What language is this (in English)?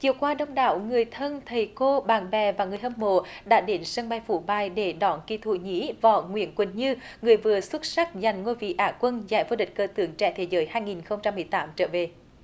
Vietnamese